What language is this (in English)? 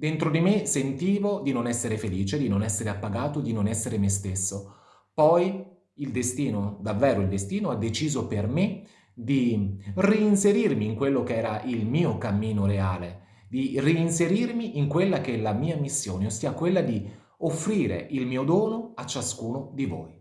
Italian